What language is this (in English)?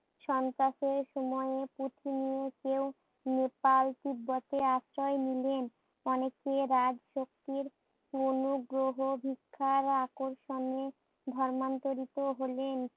Bangla